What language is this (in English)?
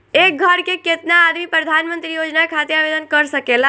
Bhojpuri